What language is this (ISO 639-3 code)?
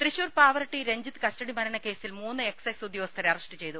mal